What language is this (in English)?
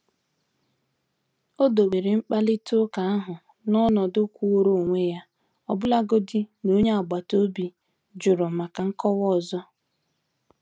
Igbo